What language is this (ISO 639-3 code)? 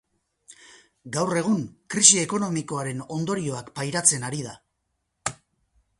eus